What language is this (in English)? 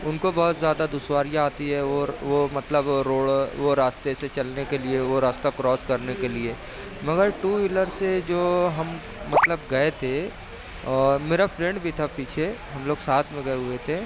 Urdu